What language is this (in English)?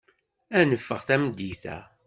Kabyle